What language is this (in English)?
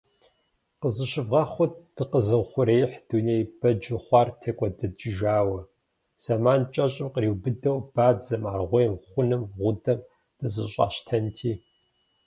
Kabardian